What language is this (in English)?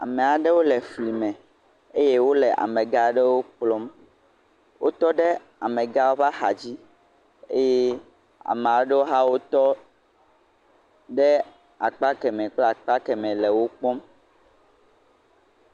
Ewe